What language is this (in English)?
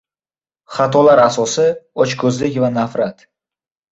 Uzbek